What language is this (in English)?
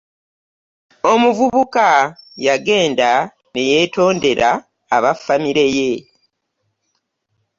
Ganda